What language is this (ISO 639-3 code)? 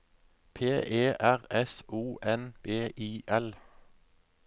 nor